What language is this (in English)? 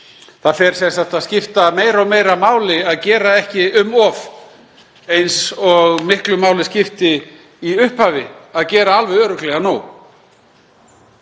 Icelandic